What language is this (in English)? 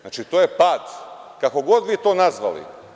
Serbian